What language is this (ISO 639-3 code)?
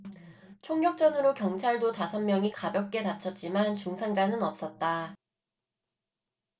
kor